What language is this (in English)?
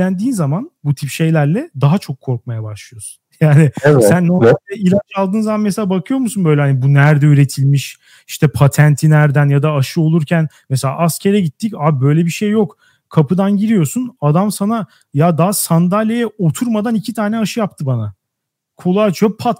Turkish